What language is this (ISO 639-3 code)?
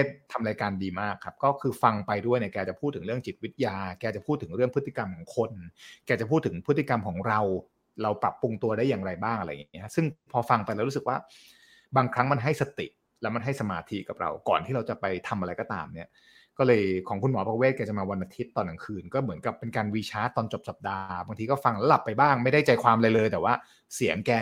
tha